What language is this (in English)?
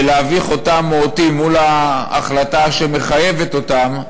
Hebrew